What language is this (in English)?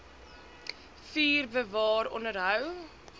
Afrikaans